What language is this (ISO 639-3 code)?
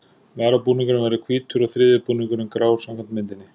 isl